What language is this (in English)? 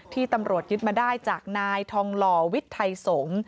Thai